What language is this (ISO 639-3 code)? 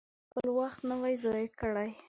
pus